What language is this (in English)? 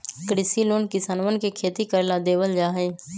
Magahi